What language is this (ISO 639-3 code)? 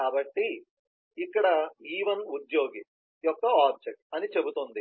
tel